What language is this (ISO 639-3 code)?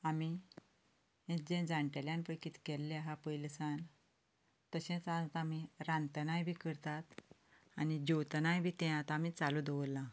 kok